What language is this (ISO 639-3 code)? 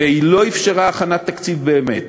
heb